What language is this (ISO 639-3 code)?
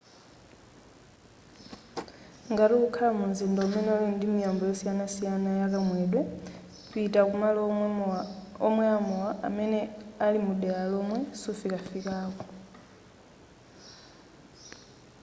nya